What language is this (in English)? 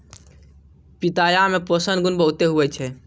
Maithili